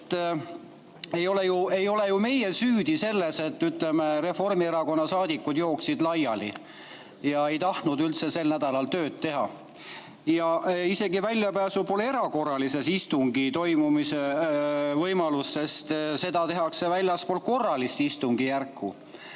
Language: Estonian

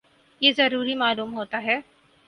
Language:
Urdu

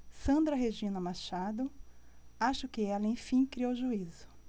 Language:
Portuguese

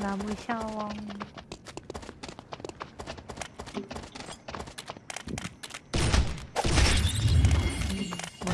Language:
Korean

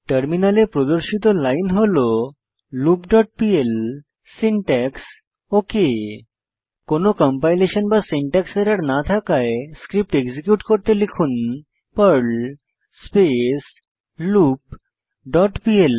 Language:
Bangla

